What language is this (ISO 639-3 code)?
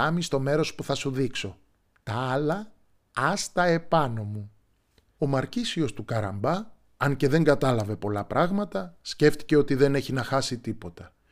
ell